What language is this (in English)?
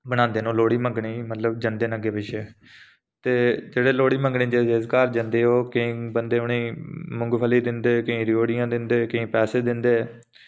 Dogri